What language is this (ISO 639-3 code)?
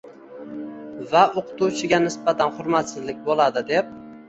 uzb